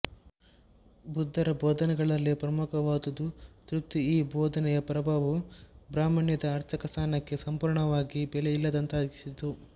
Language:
Kannada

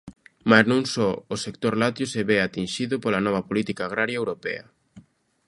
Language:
Galician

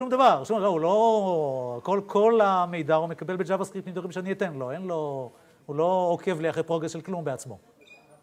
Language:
Hebrew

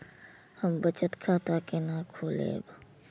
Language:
Maithili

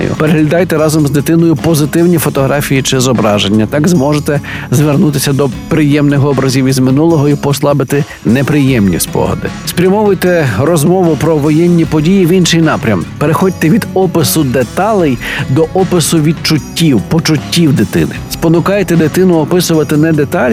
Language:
Ukrainian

